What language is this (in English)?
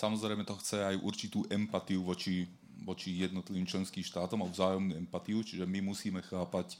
Slovak